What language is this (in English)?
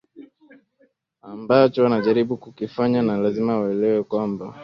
Swahili